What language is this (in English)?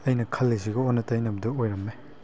Manipuri